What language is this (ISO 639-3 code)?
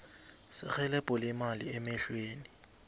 nbl